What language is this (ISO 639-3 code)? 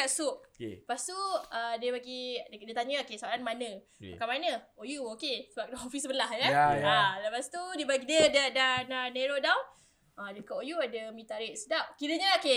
msa